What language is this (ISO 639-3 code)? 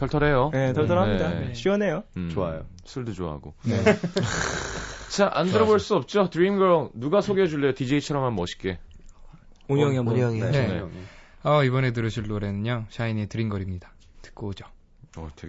kor